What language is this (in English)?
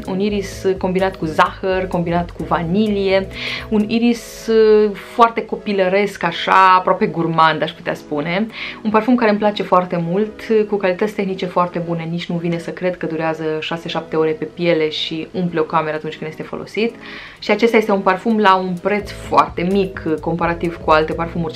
Romanian